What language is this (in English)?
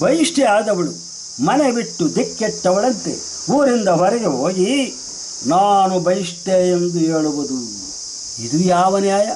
Kannada